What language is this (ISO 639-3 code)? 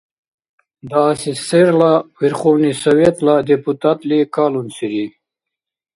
dar